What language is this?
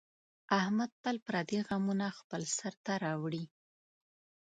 Pashto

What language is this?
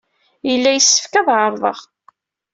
Kabyle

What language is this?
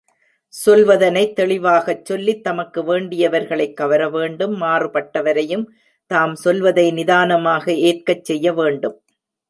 Tamil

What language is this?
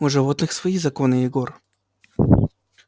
Russian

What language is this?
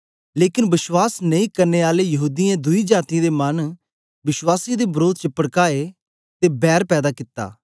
Dogri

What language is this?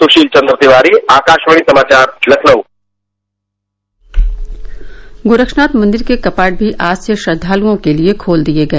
Hindi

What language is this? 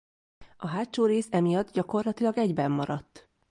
Hungarian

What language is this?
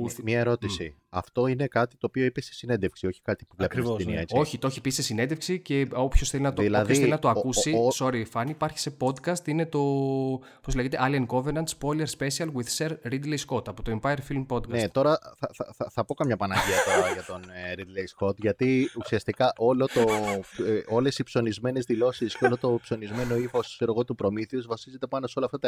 Greek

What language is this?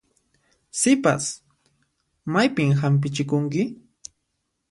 Puno Quechua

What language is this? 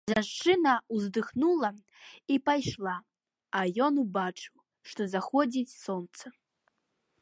Belarusian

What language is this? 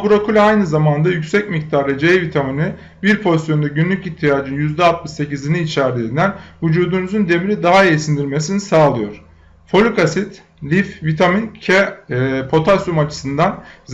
Turkish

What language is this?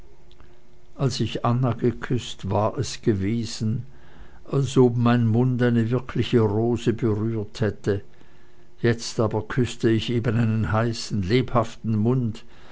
German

